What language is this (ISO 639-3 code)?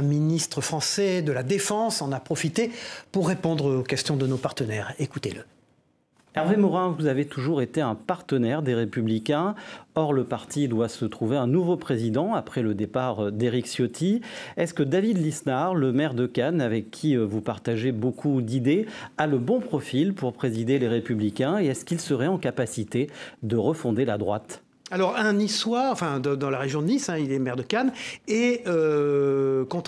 fra